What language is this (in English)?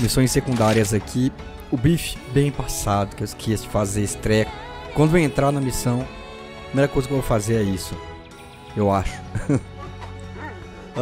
Portuguese